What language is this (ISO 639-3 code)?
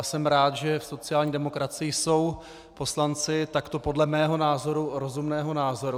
ces